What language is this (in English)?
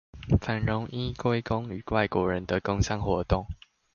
Chinese